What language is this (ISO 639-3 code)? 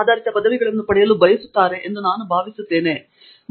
kan